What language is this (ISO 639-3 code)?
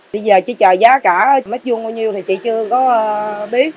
vie